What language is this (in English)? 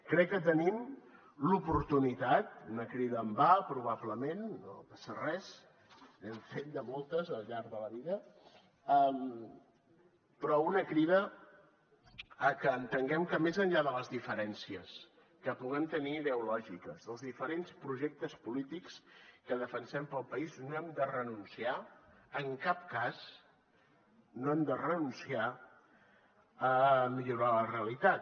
Catalan